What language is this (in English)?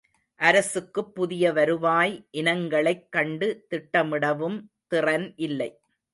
Tamil